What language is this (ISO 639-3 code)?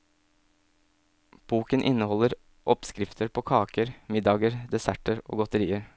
nor